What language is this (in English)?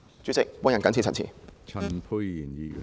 Cantonese